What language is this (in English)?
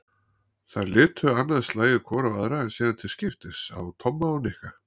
Icelandic